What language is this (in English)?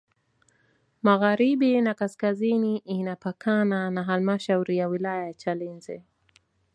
Swahili